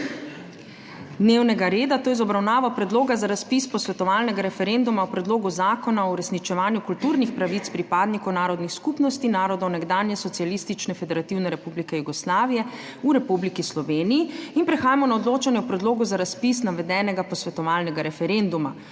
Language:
Slovenian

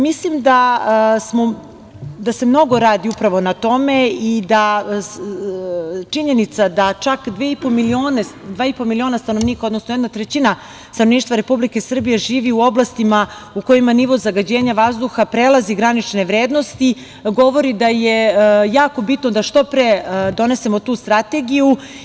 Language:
Serbian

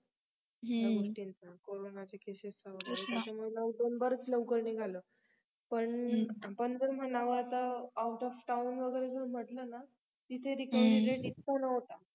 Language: Marathi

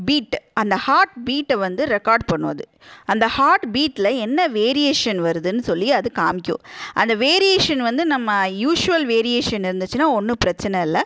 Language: Tamil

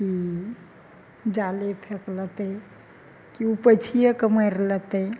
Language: Maithili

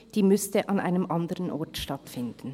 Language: Swiss German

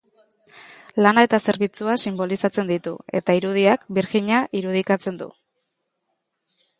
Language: Basque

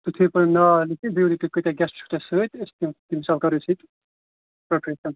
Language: Kashmiri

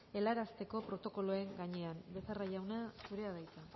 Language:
Basque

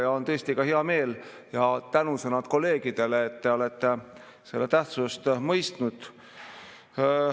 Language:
Estonian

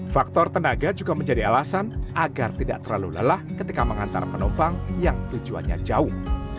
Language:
Indonesian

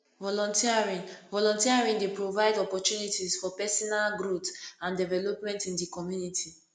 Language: Nigerian Pidgin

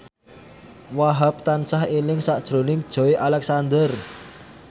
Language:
Javanese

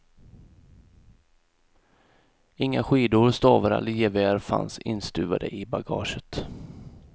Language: Swedish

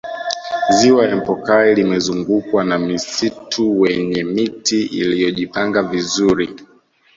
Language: Swahili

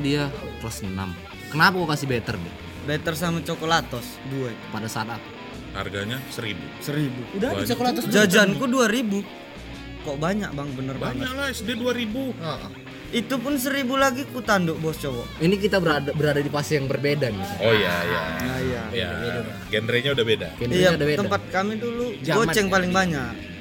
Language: Indonesian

